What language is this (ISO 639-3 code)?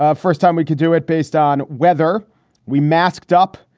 eng